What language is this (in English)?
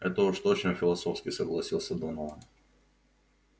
Russian